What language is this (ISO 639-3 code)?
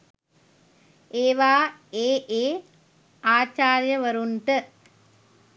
sin